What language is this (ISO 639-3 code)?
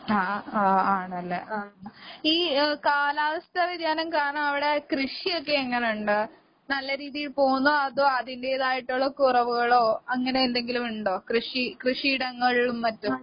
mal